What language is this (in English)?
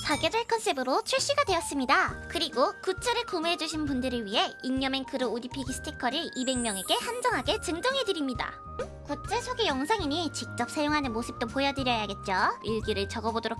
Korean